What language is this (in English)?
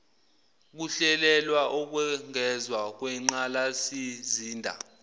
Zulu